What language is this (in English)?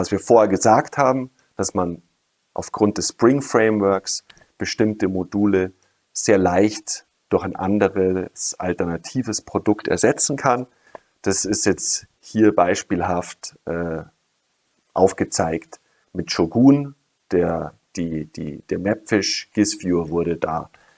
German